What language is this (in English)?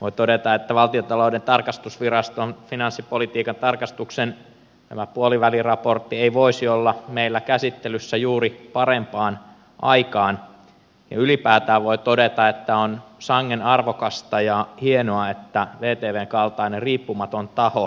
Finnish